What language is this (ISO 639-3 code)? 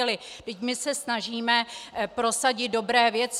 ces